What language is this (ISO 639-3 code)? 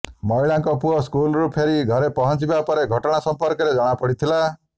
ori